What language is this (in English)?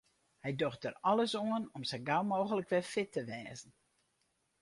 Western Frisian